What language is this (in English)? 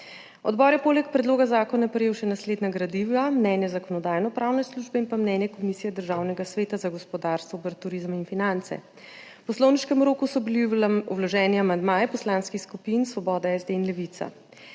Slovenian